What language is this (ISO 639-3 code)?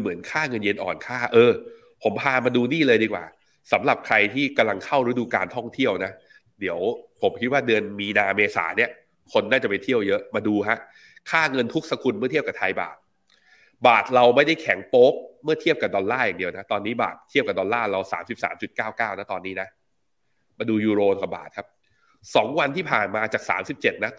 tha